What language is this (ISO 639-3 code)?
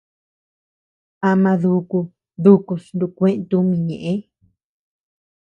cux